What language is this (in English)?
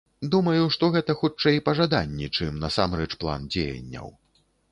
Belarusian